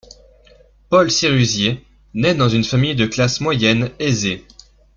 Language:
French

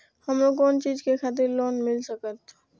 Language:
Maithili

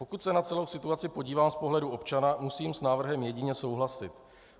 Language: Czech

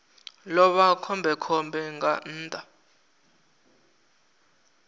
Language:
Venda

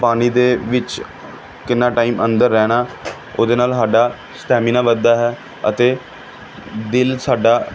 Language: Punjabi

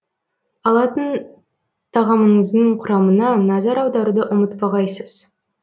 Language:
Kazakh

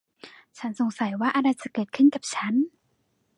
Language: Thai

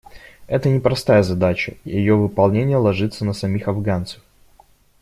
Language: Russian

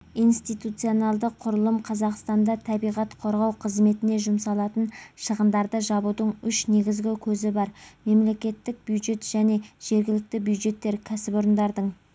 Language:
Kazakh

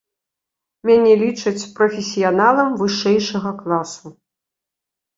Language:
Belarusian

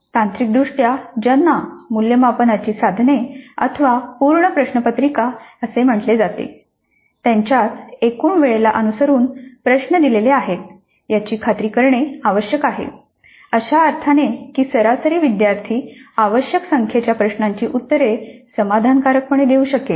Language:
Marathi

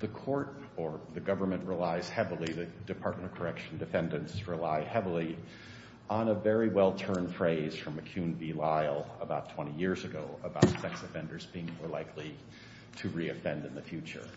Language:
English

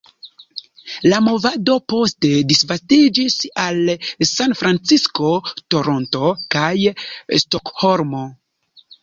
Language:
Esperanto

